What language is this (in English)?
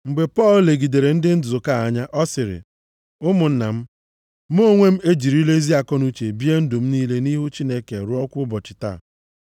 Igbo